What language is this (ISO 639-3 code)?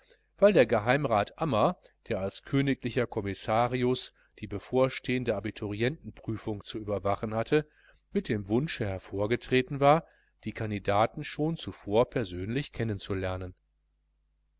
deu